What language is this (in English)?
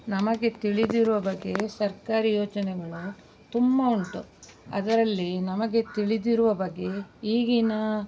Kannada